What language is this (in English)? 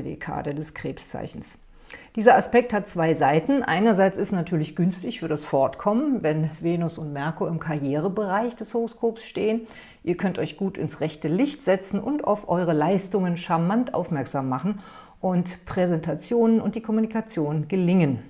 German